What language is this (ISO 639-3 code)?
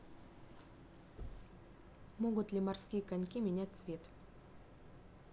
rus